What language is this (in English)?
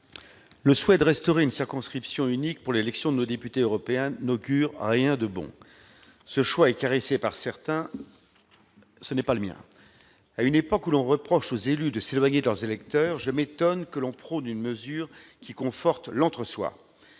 French